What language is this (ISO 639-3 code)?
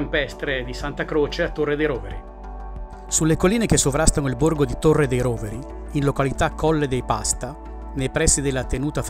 ita